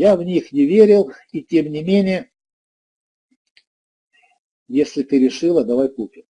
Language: Russian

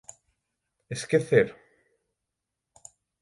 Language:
Galician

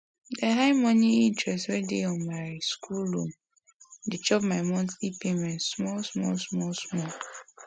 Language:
Nigerian Pidgin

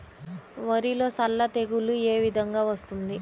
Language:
Telugu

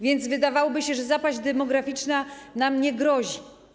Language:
Polish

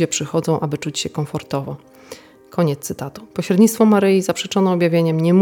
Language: Polish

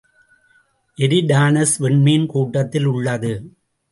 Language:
Tamil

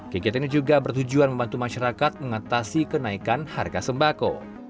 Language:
Indonesian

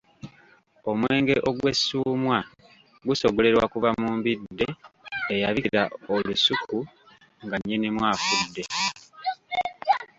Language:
Ganda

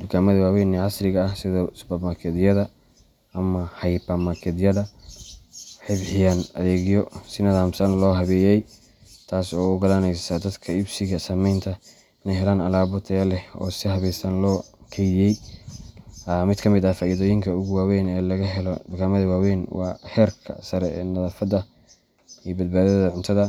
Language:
Somali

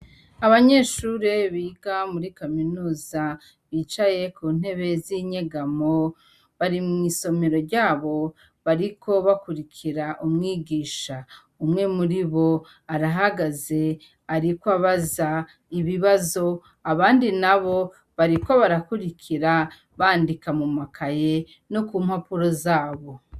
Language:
Rundi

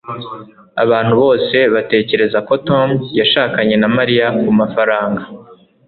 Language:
Kinyarwanda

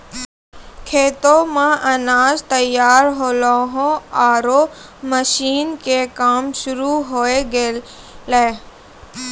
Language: Maithili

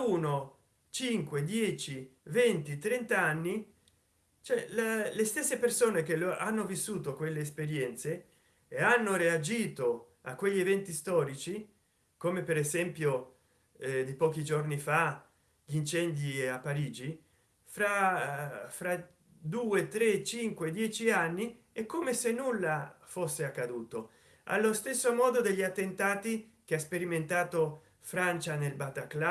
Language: Italian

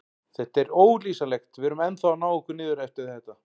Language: Icelandic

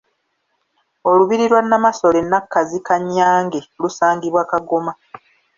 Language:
Ganda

